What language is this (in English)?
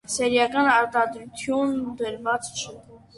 Armenian